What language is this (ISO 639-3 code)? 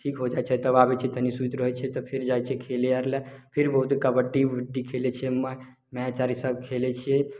mai